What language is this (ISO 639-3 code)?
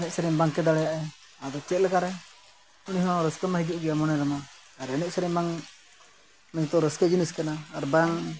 sat